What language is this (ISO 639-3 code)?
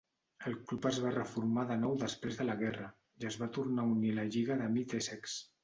cat